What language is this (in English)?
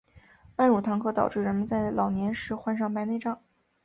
Chinese